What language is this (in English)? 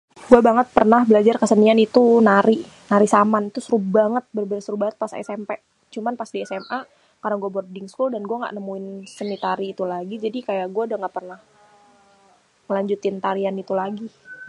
Betawi